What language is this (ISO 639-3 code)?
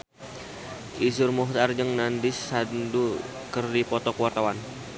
sun